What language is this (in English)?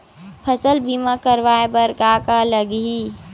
Chhattisgarhi